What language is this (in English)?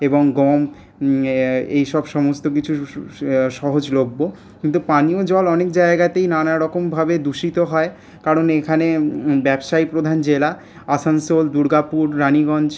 Bangla